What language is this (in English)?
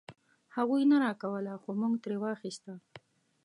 Pashto